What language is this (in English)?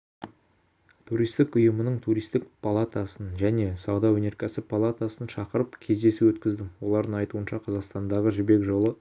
Kazakh